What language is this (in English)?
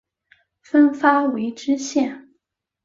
Chinese